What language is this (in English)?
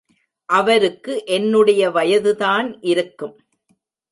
Tamil